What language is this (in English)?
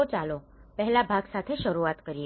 Gujarati